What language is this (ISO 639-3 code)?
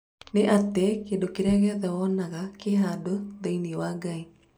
kik